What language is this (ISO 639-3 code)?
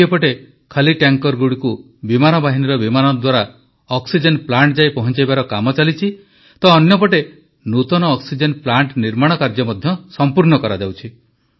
ori